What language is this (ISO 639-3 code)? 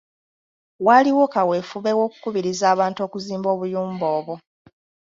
lug